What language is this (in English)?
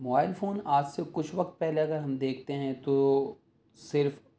Urdu